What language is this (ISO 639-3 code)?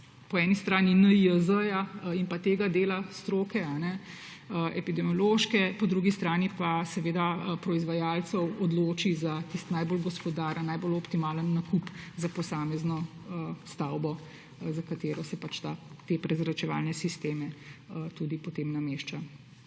slv